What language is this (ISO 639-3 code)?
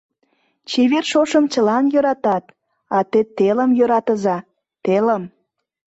chm